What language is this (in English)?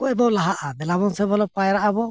Santali